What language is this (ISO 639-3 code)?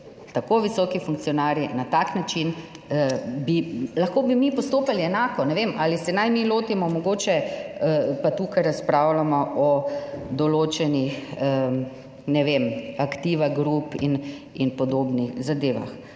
slv